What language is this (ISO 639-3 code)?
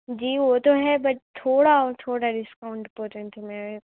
urd